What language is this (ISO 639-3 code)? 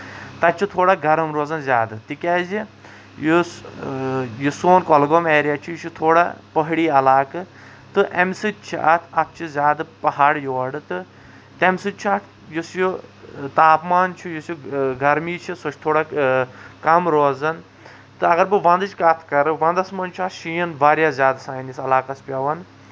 kas